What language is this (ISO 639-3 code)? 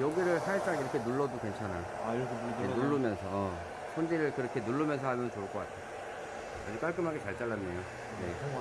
kor